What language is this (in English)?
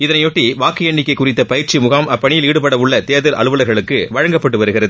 Tamil